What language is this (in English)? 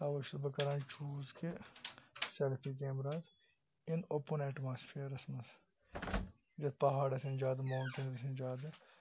Kashmiri